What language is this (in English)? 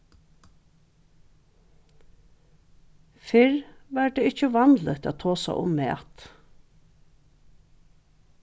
Faroese